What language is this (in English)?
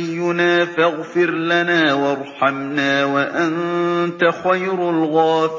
Arabic